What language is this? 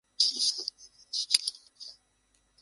Bangla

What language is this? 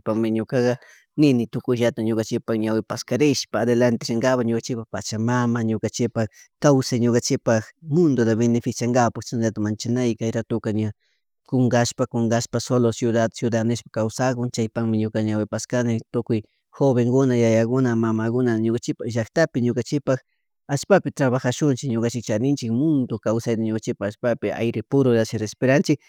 Chimborazo Highland Quichua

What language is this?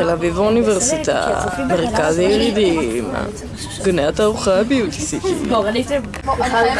Hebrew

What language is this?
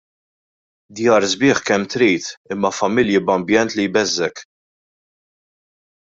Maltese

